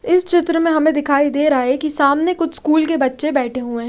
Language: Hindi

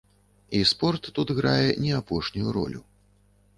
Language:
Belarusian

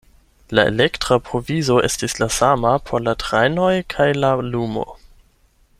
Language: Esperanto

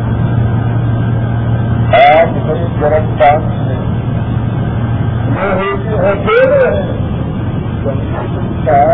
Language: Urdu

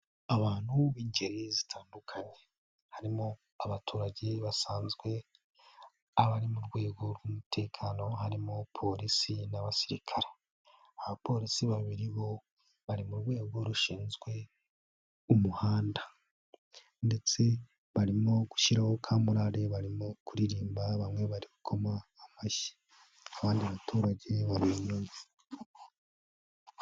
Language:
Kinyarwanda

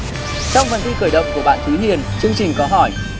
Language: Vietnamese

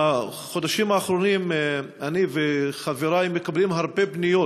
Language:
Hebrew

